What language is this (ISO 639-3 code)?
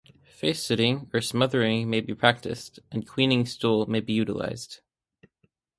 eng